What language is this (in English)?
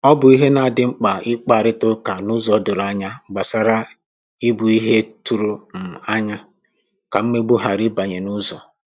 Igbo